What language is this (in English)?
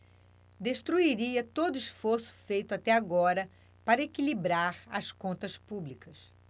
Portuguese